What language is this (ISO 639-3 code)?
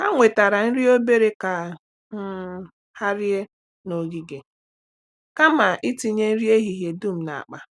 ibo